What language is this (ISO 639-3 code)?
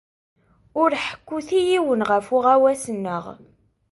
kab